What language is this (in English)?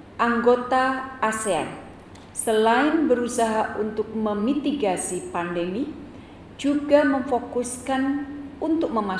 Indonesian